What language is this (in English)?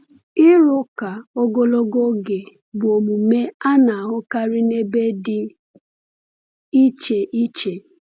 Igbo